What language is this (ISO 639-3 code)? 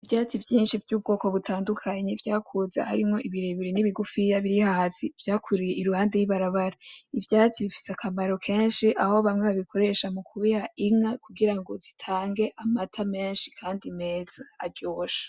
run